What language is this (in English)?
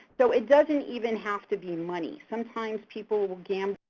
English